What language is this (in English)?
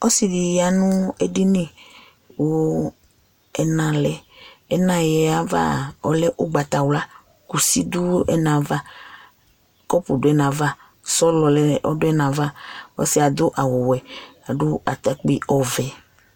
Ikposo